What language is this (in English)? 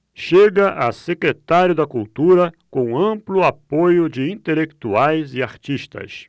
Portuguese